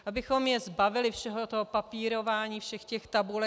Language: Czech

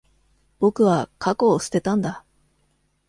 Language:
Japanese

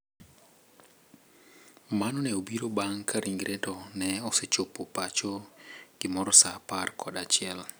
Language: Luo (Kenya and Tanzania)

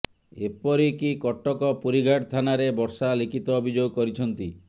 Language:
Odia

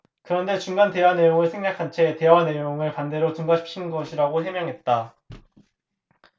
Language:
Korean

